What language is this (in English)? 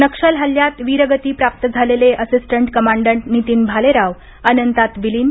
Marathi